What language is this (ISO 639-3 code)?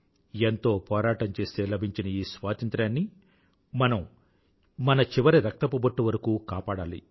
tel